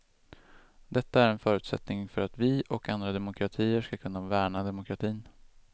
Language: Swedish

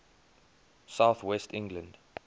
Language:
English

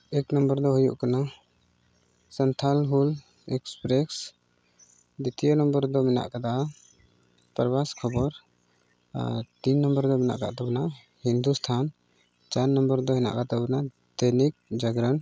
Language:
Santali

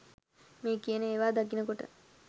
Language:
Sinhala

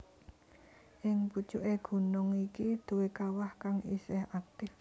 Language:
Javanese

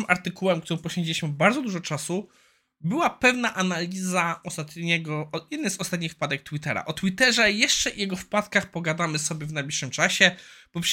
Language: Polish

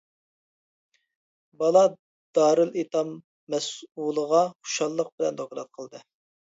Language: Uyghur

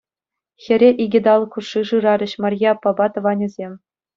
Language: Chuvash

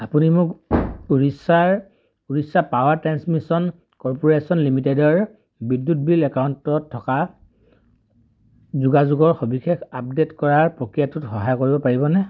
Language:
Assamese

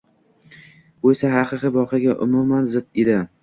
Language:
Uzbek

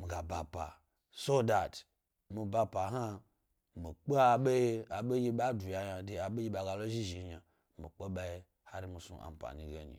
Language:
Gbari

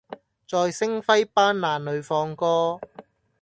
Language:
Cantonese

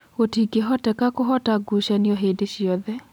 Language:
Kikuyu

